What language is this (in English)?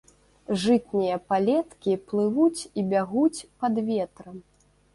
Belarusian